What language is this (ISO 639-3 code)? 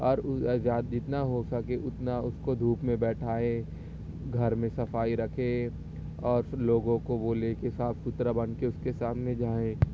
urd